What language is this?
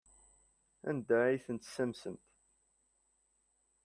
Kabyle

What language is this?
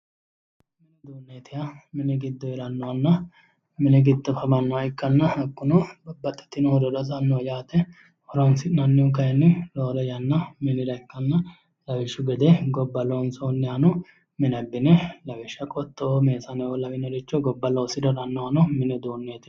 Sidamo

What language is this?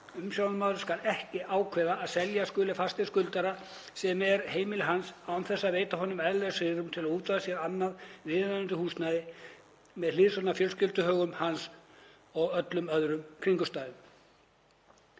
Icelandic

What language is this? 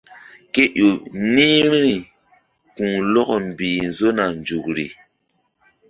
Mbum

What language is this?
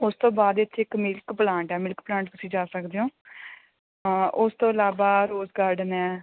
Punjabi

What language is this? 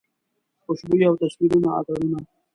Pashto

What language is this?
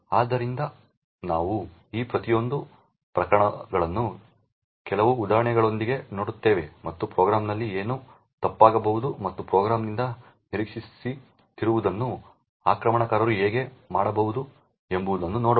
Kannada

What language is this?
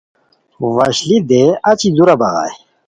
Khowar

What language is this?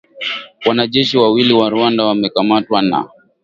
Swahili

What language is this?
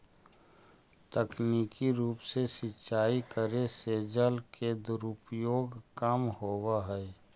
Magahi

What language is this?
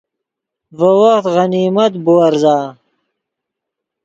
Yidgha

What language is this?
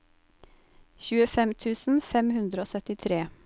Norwegian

